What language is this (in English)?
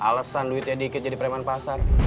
Indonesian